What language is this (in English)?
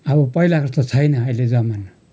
Nepali